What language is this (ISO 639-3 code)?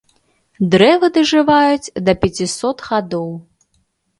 bel